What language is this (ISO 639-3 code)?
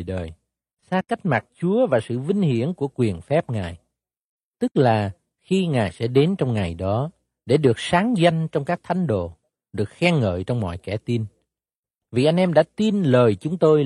vie